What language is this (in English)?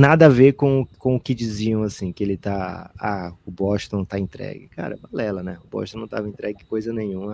Portuguese